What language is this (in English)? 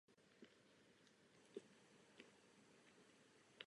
Czech